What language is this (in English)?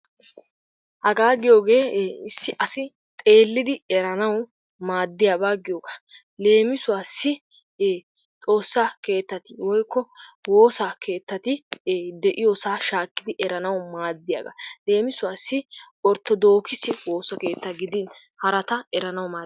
Wolaytta